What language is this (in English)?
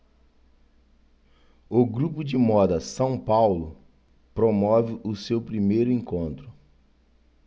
Portuguese